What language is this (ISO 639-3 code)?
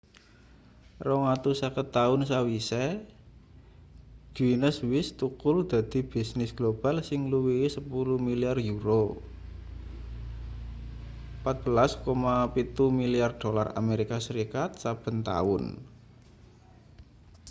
jav